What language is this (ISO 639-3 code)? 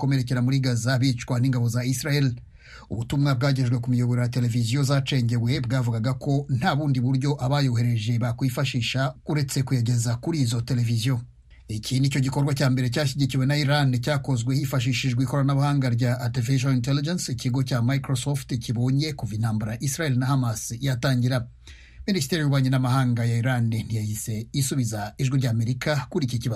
swa